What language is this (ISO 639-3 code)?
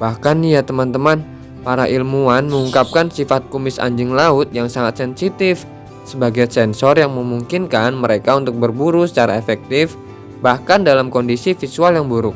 ind